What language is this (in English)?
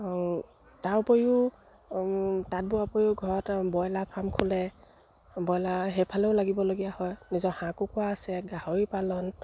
Assamese